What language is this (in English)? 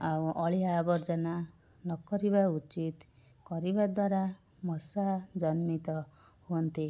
Odia